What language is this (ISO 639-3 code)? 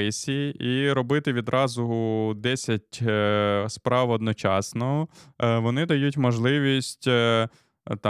ukr